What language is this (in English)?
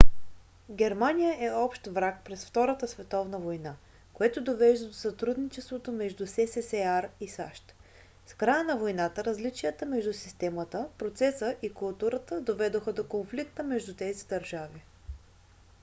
Bulgarian